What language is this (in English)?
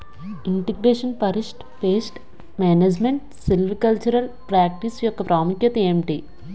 Telugu